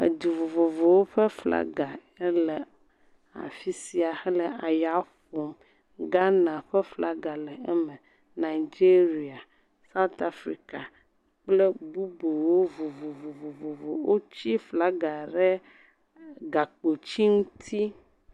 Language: Ewe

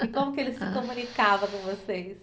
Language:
Portuguese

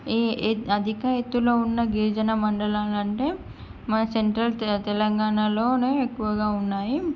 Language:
Telugu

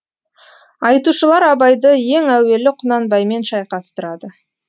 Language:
Kazakh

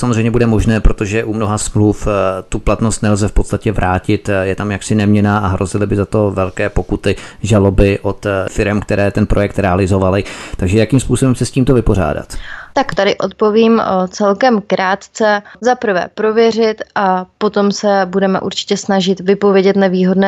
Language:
Czech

